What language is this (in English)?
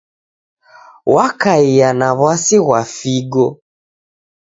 Taita